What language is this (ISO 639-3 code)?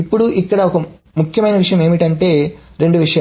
tel